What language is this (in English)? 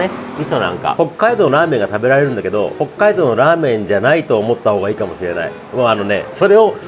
Japanese